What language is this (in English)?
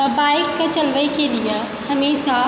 Maithili